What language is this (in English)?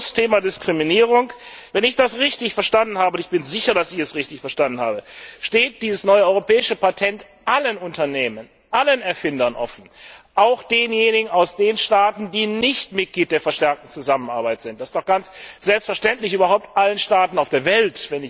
German